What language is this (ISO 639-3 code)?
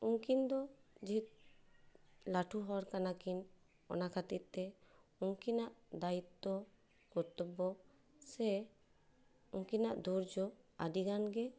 sat